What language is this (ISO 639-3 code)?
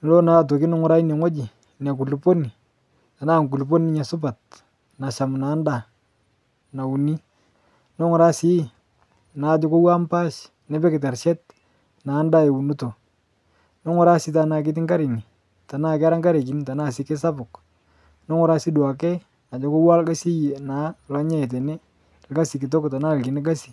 mas